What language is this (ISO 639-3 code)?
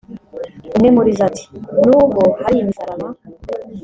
kin